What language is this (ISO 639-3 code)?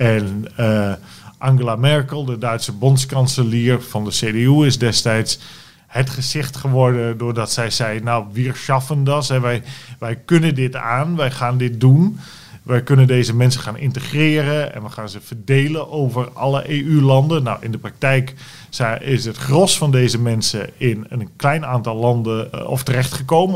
nld